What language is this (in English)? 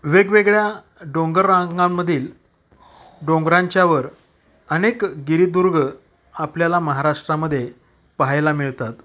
Marathi